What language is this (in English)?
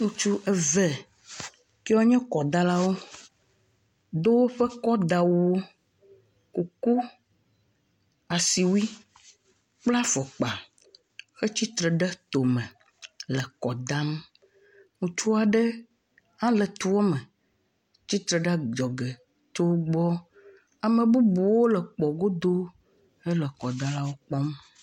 Ewe